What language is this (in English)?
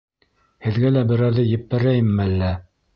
Bashkir